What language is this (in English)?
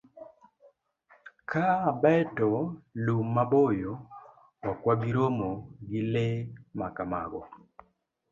Luo (Kenya and Tanzania)